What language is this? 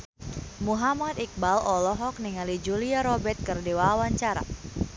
Sundanese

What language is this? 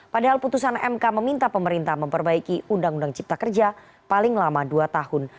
Indonesian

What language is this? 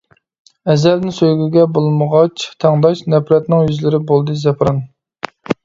Uyghur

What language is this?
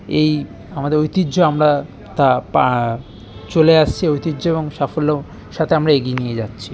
Bangla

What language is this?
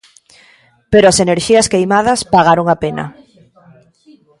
Galician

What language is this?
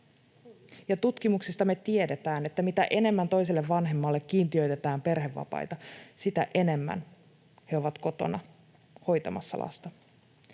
Finnish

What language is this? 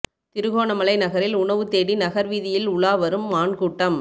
Tamil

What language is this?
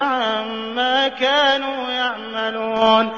Arabic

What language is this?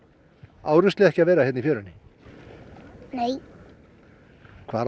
Icelandic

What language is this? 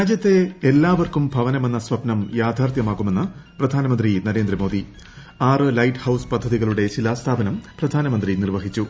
Malayalam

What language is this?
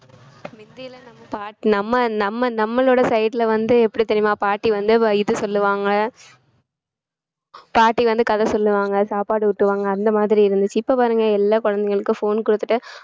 Tamil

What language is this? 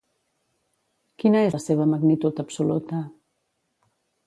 Catalan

